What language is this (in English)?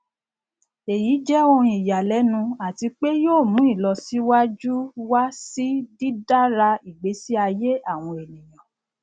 Yoruba